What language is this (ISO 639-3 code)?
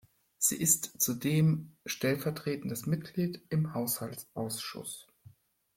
deu